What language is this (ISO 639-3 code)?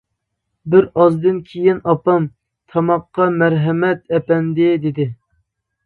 uig